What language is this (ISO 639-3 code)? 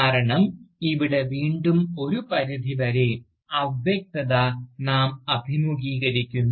mal